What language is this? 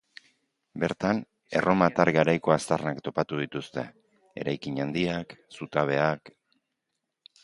Basque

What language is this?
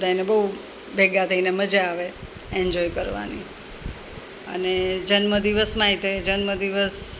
Gujarati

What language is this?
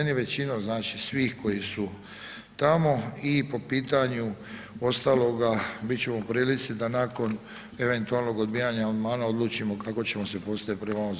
Croatian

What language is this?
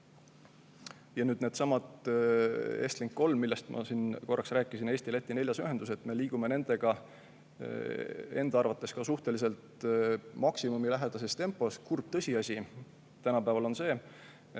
Estonian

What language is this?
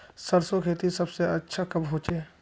Magahi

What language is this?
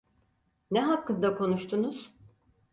Turkish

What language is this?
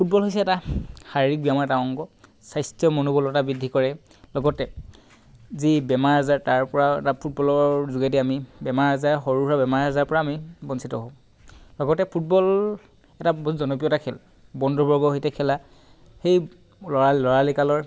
Assamese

